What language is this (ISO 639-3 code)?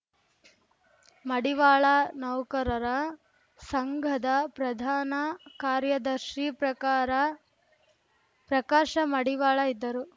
kan